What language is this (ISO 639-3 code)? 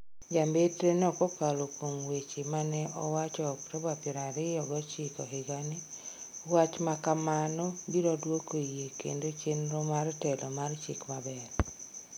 luo